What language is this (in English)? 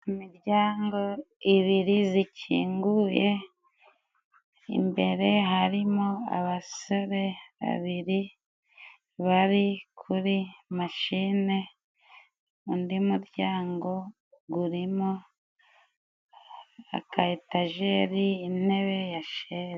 Kinyarwanda